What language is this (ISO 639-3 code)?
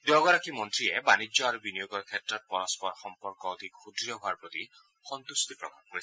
asm